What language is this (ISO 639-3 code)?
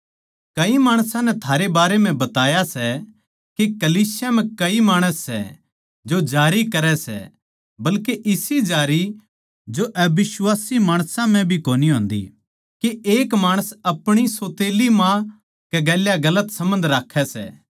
bgc